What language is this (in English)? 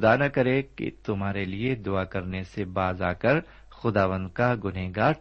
Urdu